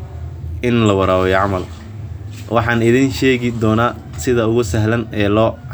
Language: Somali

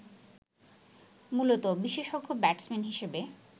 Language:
Bangla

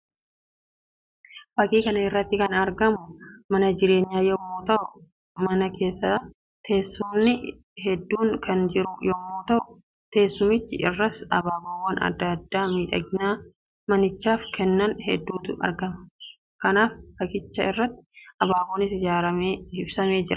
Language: Oromo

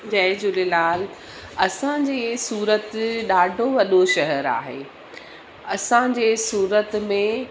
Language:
Sindhi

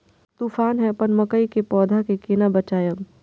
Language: Maithili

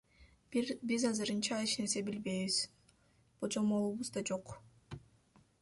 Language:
Kyrgyz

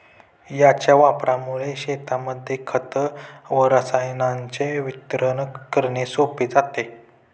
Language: Marathi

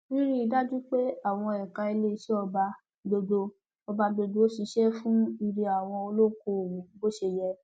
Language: Yoruba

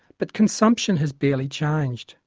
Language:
English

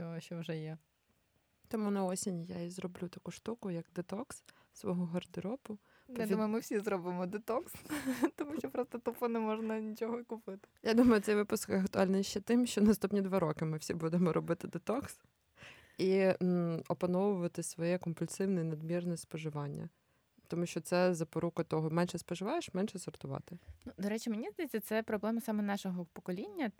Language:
Ukrainian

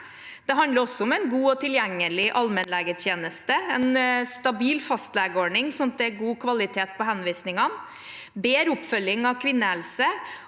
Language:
Norwegian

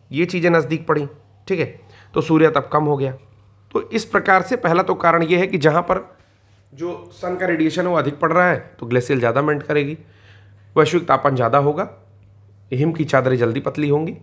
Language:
Hindi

